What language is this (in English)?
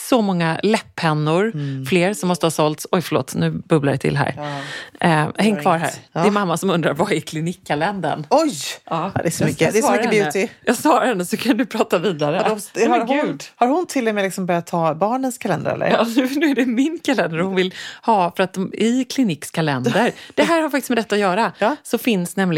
Swedish